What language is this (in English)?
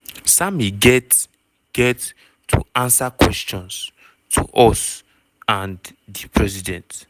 Nigerian Pidgin